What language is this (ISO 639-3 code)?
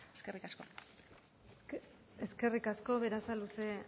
eus